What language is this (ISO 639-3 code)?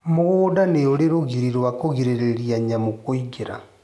kik